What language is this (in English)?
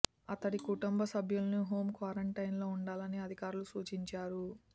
Telugu